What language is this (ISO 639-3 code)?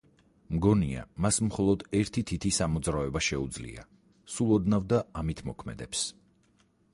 kat